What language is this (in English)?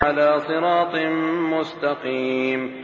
Arabic